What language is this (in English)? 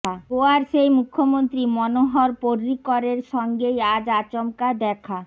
Bangla